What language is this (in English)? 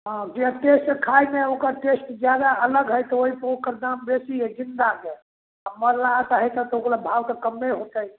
Maithili